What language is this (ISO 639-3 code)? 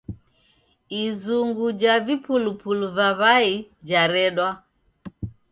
dav